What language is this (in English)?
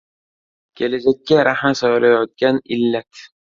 Uzbek